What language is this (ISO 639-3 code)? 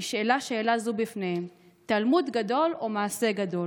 heb